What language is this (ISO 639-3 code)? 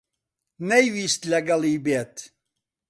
ckb